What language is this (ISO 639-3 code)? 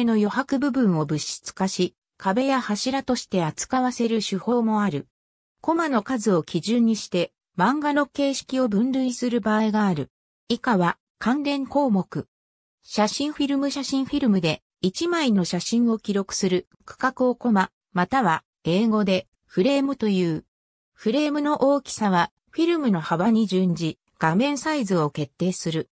jpn